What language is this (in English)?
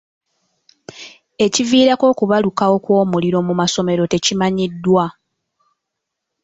Ganda